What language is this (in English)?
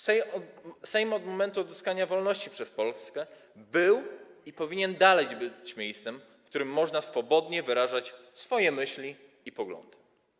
Polish